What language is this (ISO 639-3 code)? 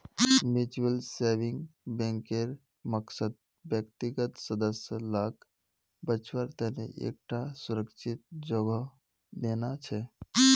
mag